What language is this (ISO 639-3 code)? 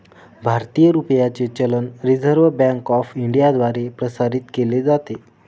mar